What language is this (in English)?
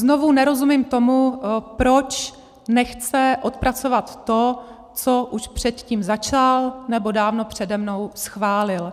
Czech